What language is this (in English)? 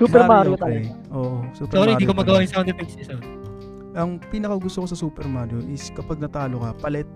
Filipino